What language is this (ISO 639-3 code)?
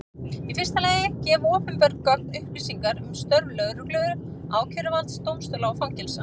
isl